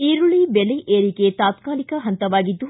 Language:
Kannada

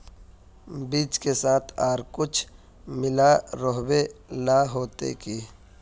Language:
Magahi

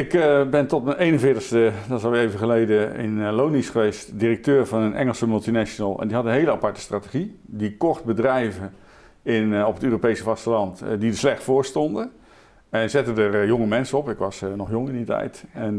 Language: Dutch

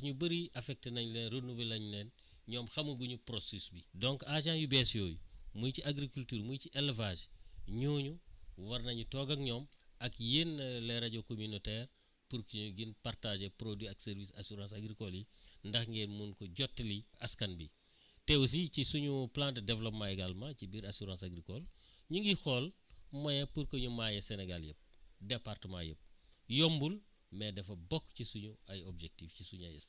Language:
Wolof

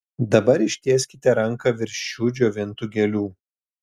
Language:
Lithuanian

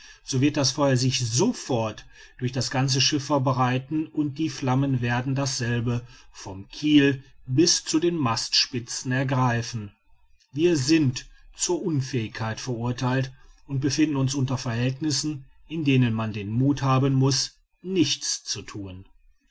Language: German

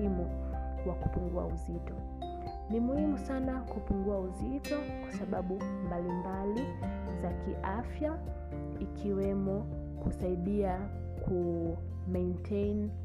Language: Swahili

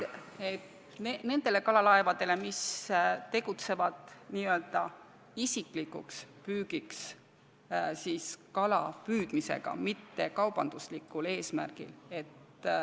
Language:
Estonian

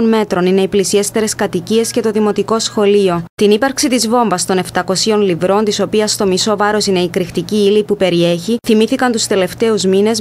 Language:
Greek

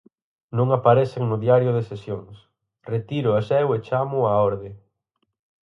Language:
Galician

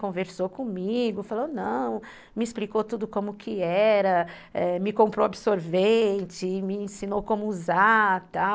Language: Portuguese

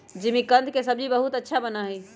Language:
Magahi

